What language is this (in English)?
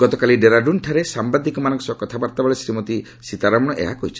Odia